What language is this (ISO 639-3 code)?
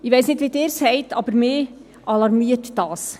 gsw